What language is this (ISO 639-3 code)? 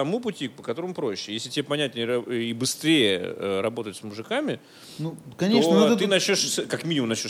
rus